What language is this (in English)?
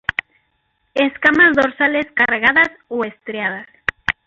Spanish